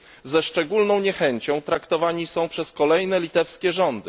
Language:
Polish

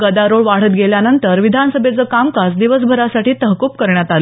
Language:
Marathi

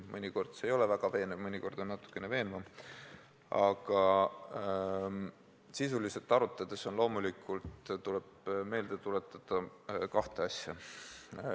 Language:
Estonian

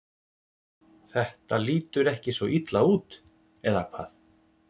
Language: Icelandic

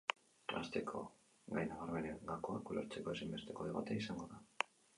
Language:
Basque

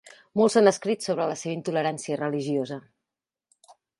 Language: Catalan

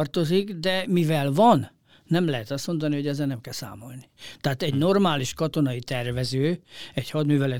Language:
Hungarian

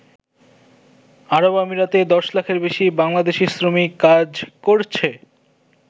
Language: Bangla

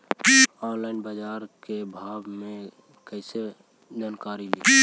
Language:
Magahi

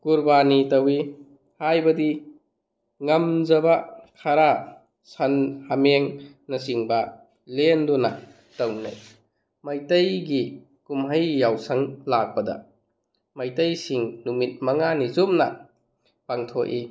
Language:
Manipuri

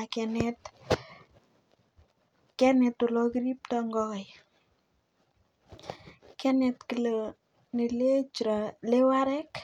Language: Kalenjin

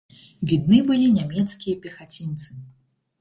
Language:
Belarusian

